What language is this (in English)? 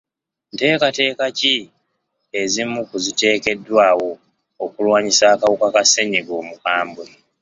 Ganda